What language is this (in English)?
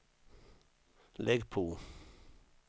Swedish